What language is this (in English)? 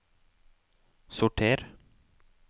Norwegian